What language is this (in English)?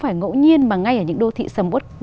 Vietnamese